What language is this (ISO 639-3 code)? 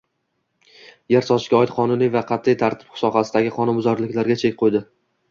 uzb